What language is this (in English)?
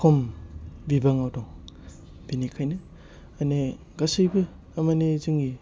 Bodo